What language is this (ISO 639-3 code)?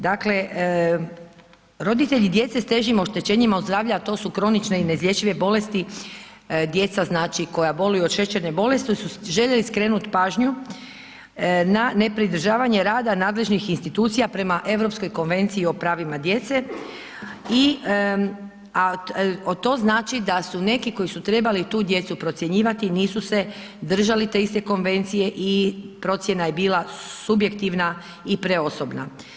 hrv